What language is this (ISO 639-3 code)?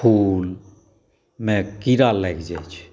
mai